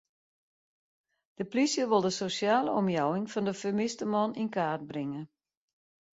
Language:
Western Frisian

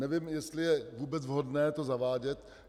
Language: Czech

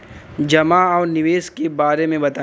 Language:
Bhojpuri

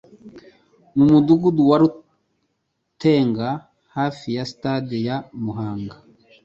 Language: Kinyarwanda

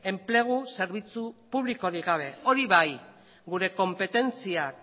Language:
Basque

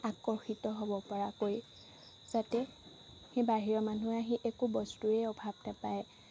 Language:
Assamese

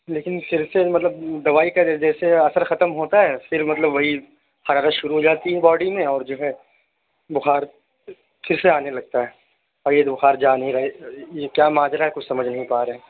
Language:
Urdu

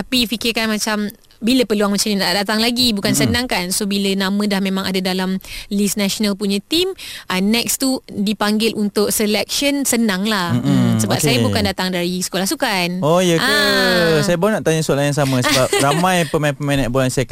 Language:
Malay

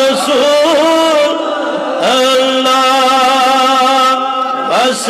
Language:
Arabic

